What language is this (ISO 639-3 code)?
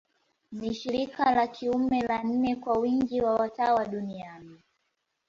swa